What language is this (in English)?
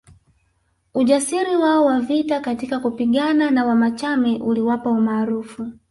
Swahili